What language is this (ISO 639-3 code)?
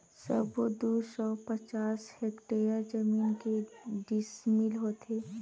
hne